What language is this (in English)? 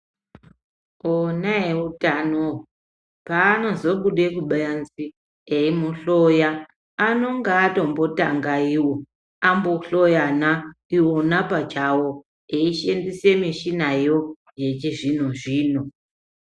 Ndau